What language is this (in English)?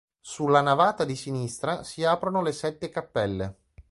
Italian